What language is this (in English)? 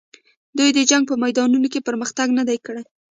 Pashto